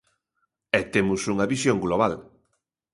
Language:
Galician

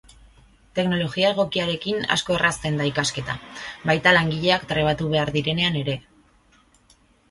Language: Basque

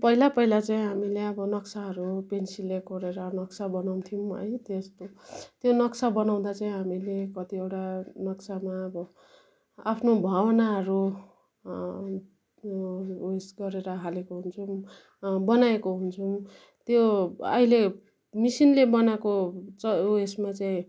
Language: Nepali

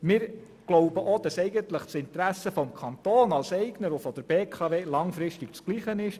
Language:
Swiss German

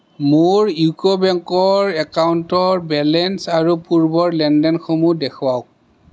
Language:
Assamese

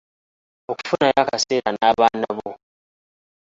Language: Ganda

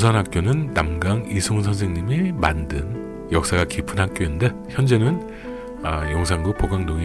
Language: Korean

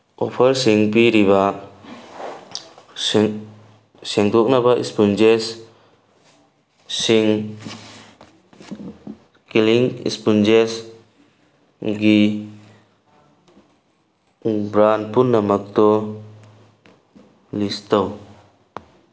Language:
Manipuri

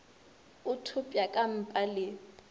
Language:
Northern Sotho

